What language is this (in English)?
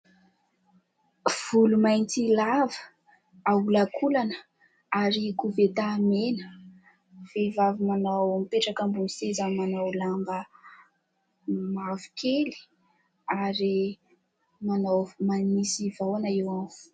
Malagasy